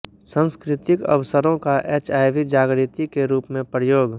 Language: Hindi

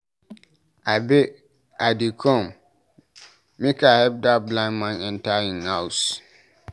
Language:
Nigerian Pidgin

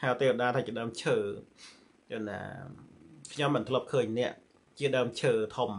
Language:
Thai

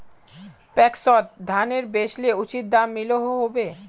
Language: Magahi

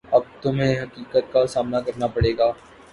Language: Urdu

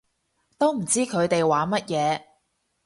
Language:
Cantonese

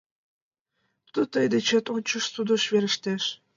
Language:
Mari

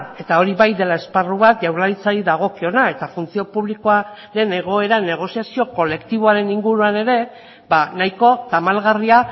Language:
Basque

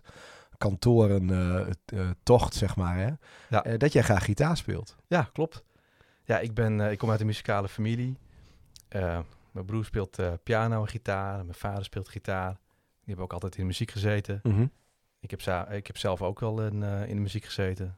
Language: Dutch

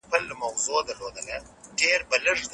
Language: Pashto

